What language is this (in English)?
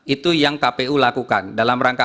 Indonesian